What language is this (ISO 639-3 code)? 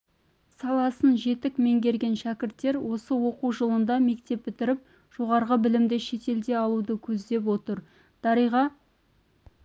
kaz